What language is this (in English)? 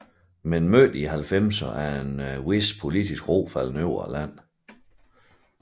Danish